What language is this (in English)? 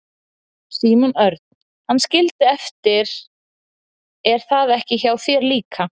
Icelandic